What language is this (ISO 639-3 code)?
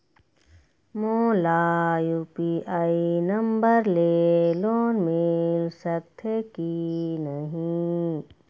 hne